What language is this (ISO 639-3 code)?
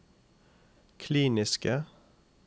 nor